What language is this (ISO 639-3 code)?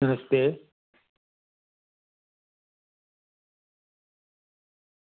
doi